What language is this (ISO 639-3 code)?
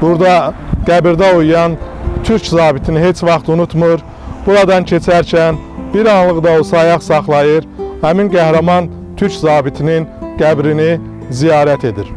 tur